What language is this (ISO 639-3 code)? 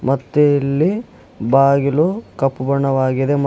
kan